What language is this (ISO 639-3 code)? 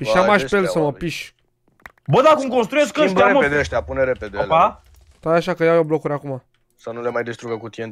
ron